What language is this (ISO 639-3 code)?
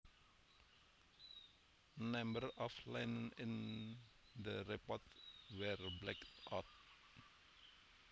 jav